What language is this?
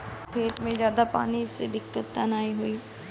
Bhojpuri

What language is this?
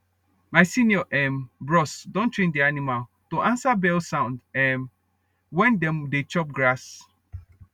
Nigerian Pidgin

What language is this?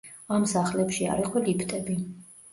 Georgian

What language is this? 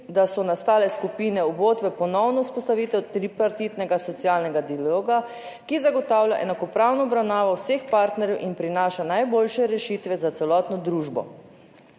Slovenian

